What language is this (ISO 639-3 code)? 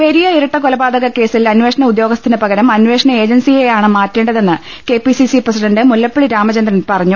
mal